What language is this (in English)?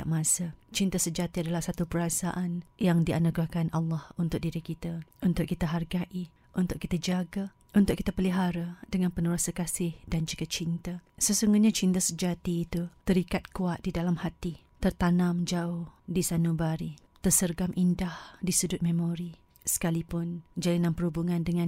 Malay